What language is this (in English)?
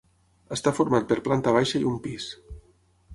Catalan